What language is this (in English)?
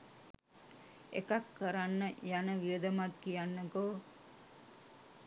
Sinhala